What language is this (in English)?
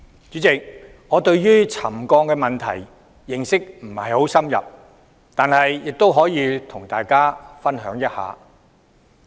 Cantonese